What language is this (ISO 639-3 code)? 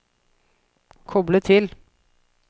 nor